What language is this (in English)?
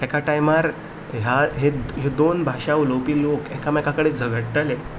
Konkani